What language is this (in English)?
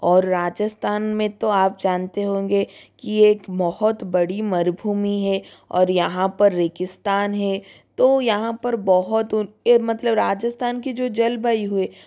Hindi